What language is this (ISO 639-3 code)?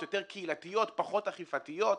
heb